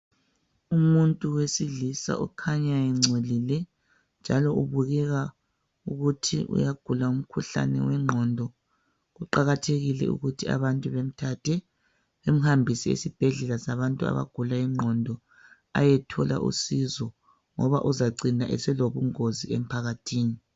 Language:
North Ndebele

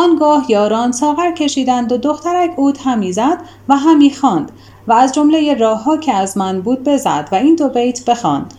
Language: Persian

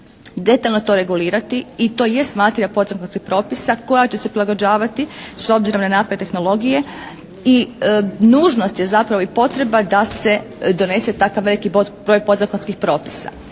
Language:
Croatian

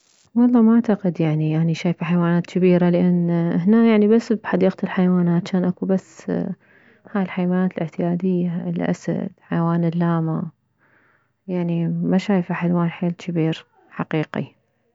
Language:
Mesopotamian Arabic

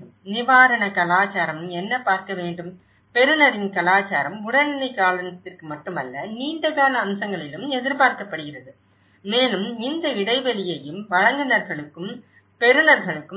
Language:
Tamil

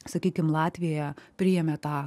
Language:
Lithuanian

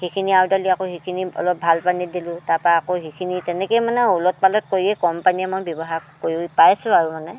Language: Assamese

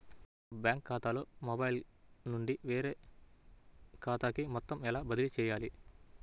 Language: Telugu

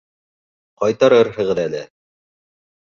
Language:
Bashkir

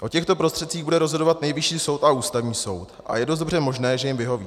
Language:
Czech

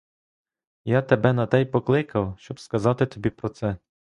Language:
Ukrainian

